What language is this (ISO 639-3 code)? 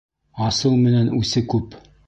bak